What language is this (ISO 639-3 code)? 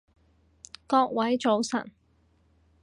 yue